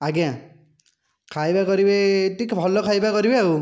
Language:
Odia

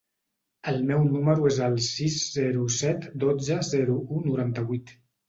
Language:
Catalan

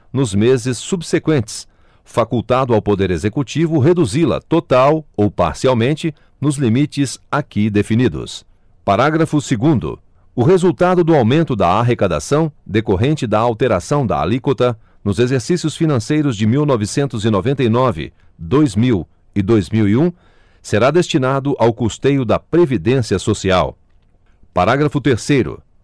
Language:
Portuguese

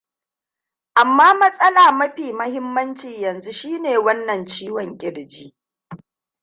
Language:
Hausa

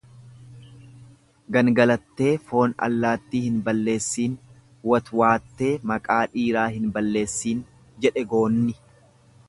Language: Oromo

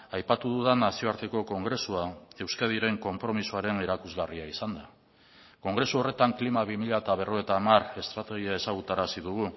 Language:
Basque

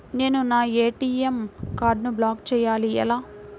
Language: Telugu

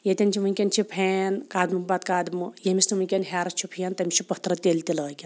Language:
Kashmiri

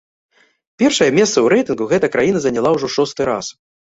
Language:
Belarusian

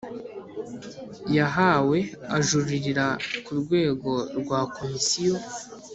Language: Kinyarwanda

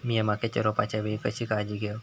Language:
Marathi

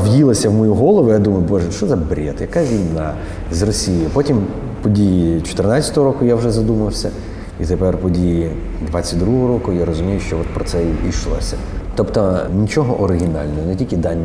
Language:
Ukrainian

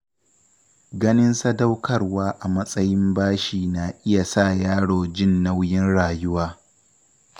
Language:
Hausa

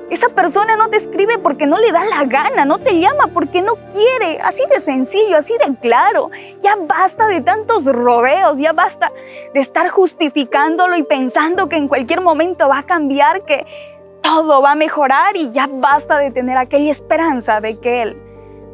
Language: Spanish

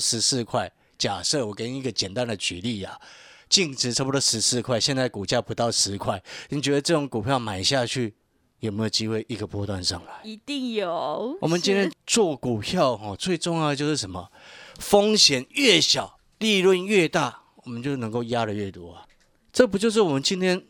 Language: Chinese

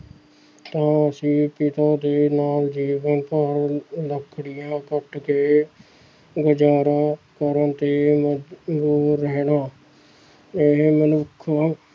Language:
Punjabi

